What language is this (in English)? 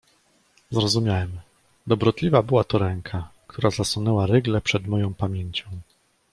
Polish